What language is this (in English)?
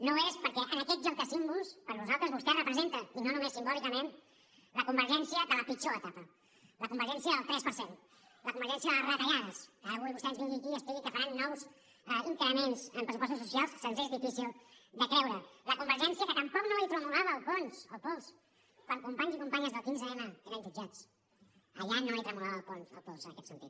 Catalan